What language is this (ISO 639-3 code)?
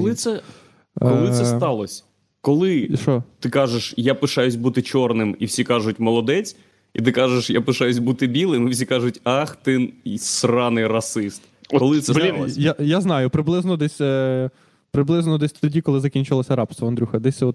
ukr